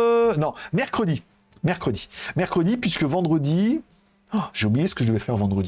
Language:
French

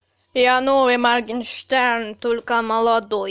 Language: Russian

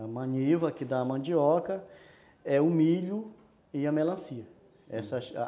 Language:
Portuguese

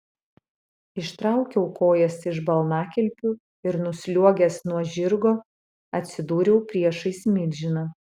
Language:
Lithuanian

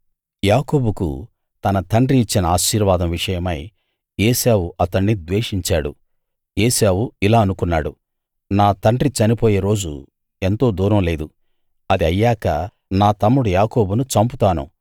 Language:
Telugu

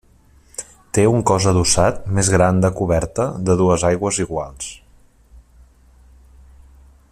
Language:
Catalan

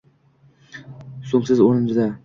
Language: Uzbek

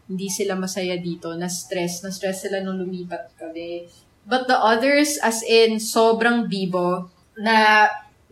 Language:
Filipino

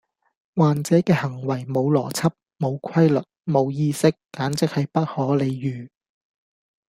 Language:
Cantonese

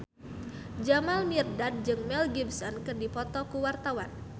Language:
Sundanese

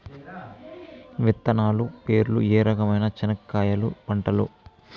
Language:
Telugu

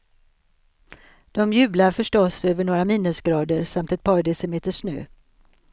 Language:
Swedish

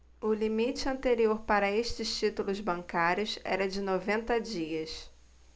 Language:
Portuguese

